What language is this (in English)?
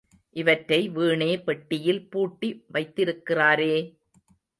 Tamil